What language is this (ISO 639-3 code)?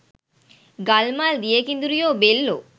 sin